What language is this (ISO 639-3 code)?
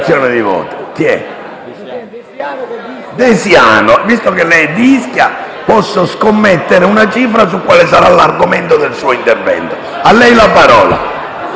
ita